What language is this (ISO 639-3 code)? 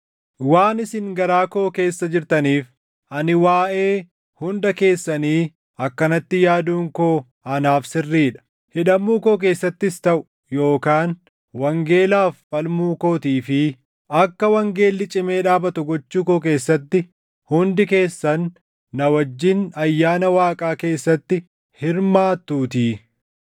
orm